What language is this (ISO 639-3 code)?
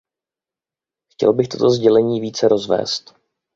ces